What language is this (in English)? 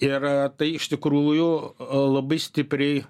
Lithuanian